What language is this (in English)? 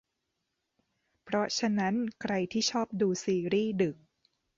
Thai